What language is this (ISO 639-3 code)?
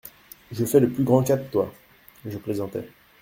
fra